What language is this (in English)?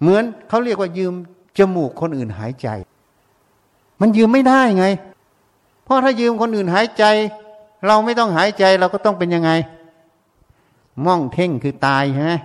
Thai